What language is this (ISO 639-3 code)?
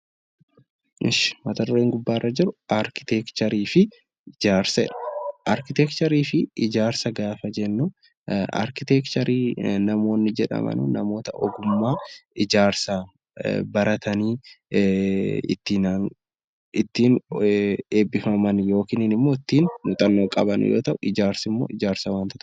orm